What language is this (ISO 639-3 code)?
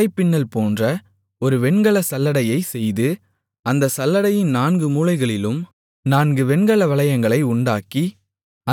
tam